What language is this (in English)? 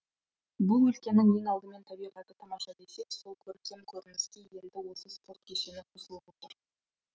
Kazakh